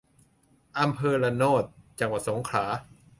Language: Thai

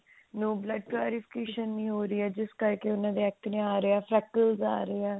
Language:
Punjabi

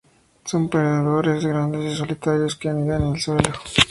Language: Spanish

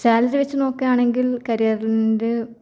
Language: Malayalam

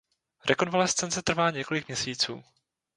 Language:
Czech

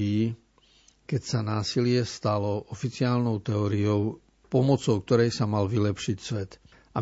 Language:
Slovak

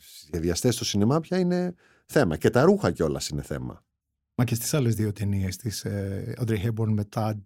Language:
Greek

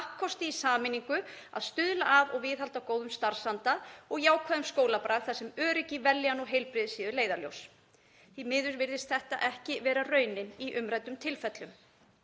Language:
Icelandic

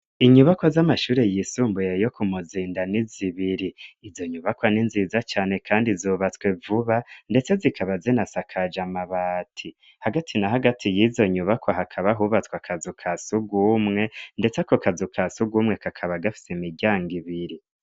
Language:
Rundi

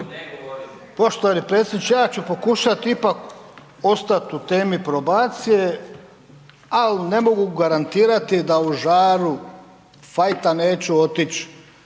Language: Croatian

